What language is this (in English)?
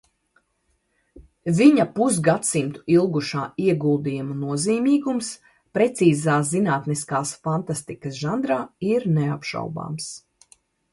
Latvian